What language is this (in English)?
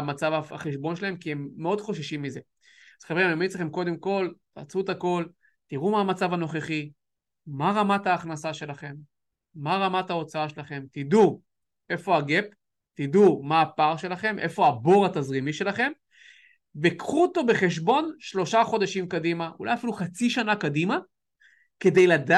Hebrew